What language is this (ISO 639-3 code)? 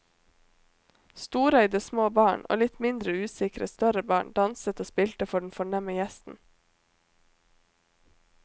nor